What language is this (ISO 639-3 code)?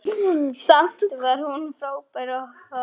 isl